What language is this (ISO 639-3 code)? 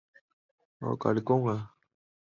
zho